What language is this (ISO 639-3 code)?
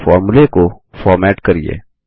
hin